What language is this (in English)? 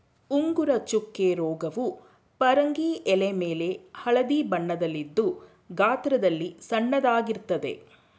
Kannada